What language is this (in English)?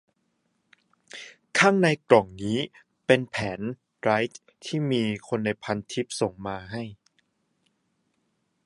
Thai